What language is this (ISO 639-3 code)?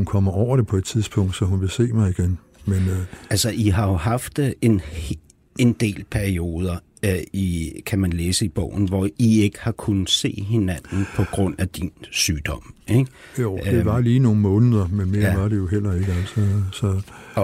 dan